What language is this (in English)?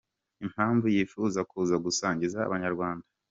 Kinyarwanda